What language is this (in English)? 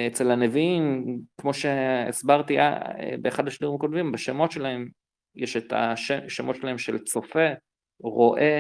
Hebrew